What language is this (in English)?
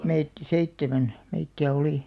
Finnish